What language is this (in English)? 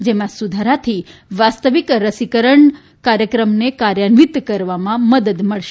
Gujarati